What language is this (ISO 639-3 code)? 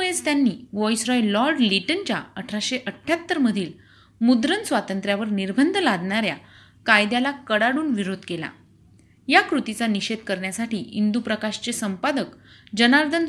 mar